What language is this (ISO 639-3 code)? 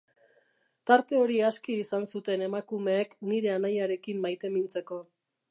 eus